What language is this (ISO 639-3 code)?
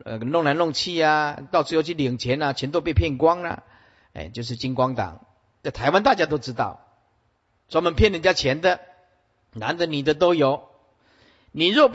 zho